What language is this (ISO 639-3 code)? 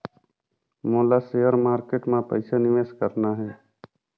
hne